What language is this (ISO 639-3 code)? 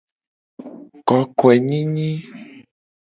gej